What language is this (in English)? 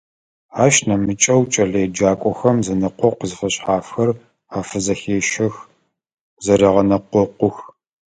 Adyghe